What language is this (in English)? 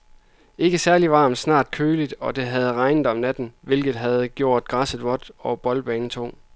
Danish